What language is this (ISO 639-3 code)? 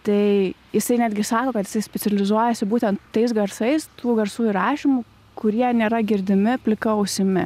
lit